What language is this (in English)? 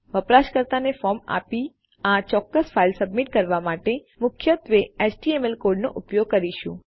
Gujarati